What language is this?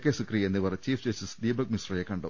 Malayalam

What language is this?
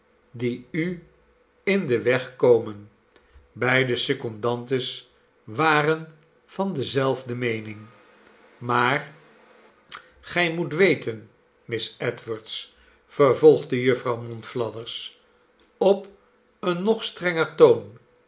Dutch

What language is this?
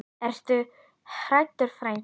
Icelandic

